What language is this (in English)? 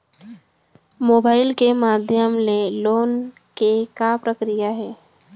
Chhattisgarhi